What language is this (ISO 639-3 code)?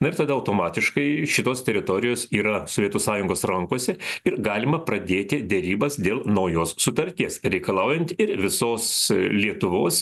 lit